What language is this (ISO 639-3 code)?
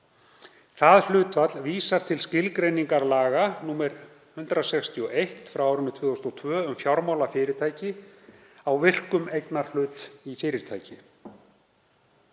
isl